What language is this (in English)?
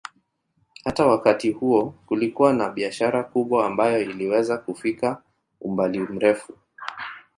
Swahili